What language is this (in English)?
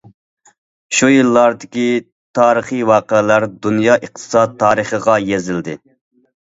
Uyghur